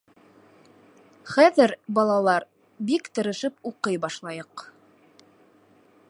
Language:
Bashkir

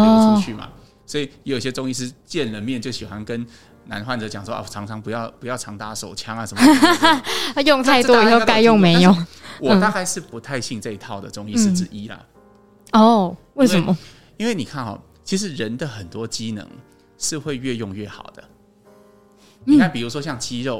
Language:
Chinese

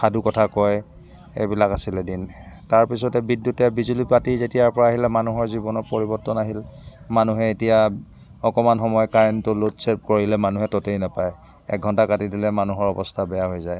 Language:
Assamese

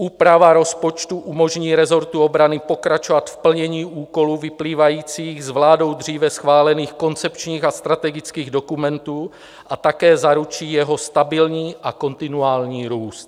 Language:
Czech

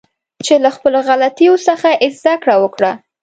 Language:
Pashto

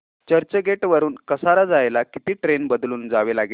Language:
Marathi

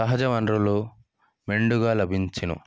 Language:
Telugu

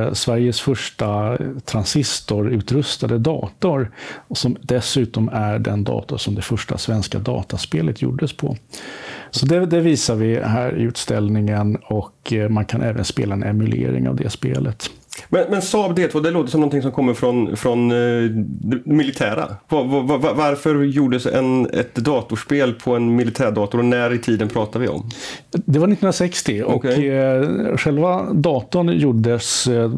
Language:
Swedish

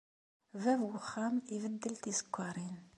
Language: Kabyle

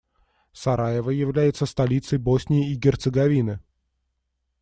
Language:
Russian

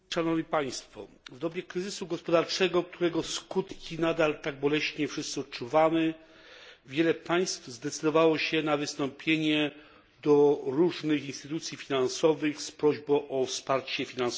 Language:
Polish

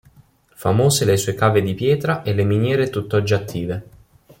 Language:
Italian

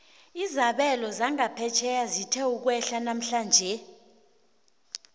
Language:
South Ndebele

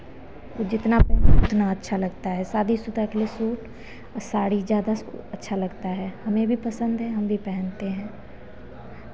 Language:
Hindi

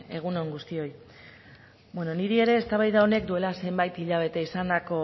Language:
Basque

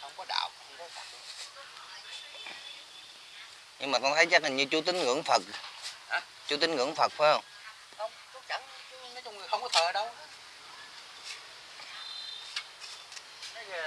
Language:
Vietnamese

